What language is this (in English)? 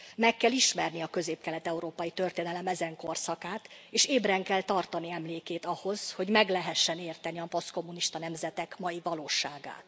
Hungarian